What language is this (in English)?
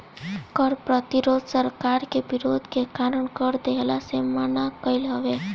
Bhojpuri